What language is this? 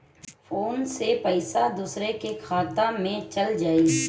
Bhojpuri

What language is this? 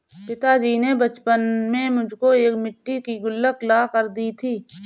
Hindi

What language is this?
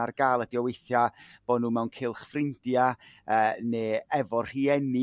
Welsh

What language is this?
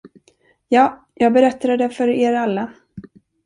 Swedish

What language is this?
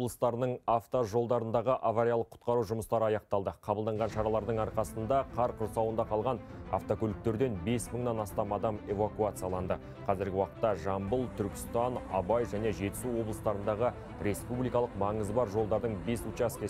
Turkish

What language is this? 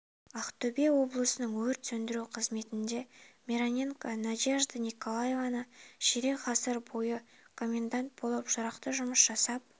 Kazakh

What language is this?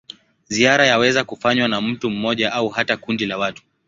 Swahili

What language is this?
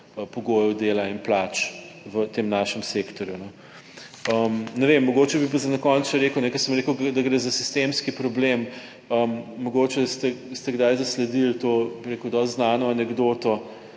Slovenian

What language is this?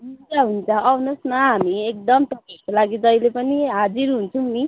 Nepali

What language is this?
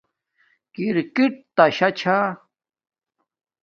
Domaaki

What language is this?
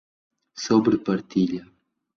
Portuguese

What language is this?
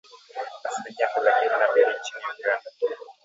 Swahili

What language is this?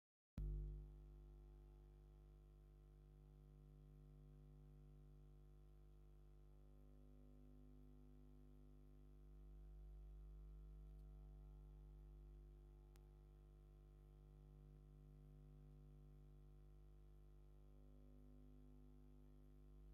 Tigrinya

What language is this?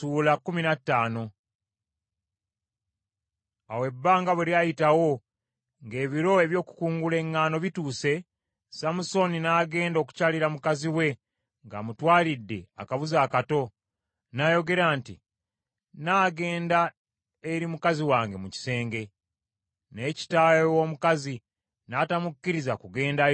Ganda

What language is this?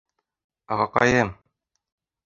Bashkir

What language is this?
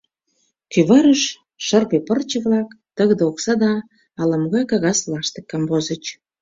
Mari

